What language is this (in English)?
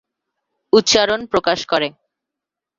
Bangla